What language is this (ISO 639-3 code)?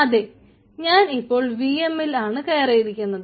mal